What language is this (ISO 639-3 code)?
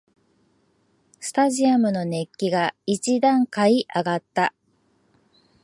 jpn